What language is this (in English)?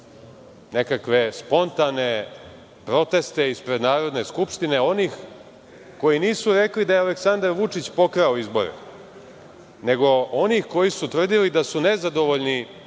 Serbian